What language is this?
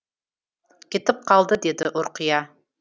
Kazakh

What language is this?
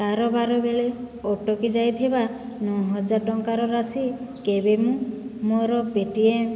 Odia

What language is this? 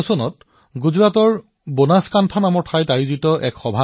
Assamese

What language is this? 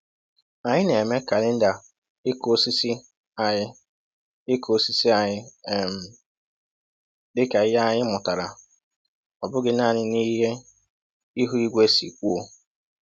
Igbo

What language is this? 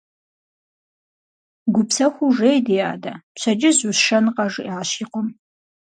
Kabardian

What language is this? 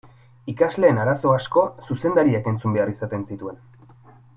Basque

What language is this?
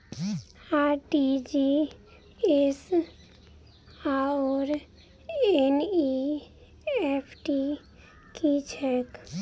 Maithili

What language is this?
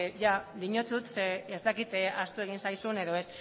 Basque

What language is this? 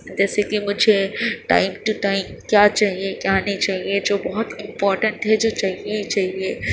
Urdu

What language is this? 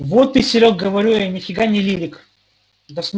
Russian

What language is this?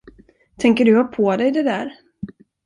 Swedish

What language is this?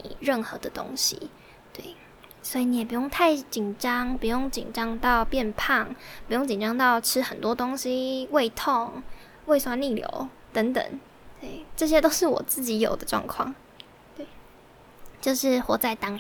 Chinese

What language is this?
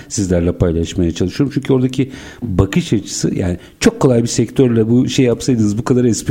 Turkish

